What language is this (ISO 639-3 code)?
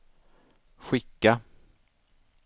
swe